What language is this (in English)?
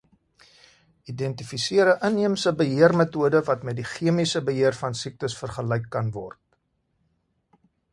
Afrikaans